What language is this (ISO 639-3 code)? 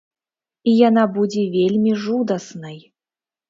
bel